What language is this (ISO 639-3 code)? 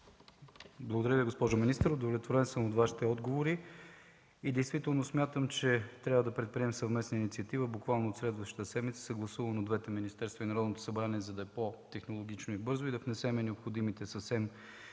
bul